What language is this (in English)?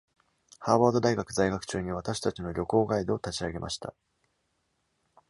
Japanese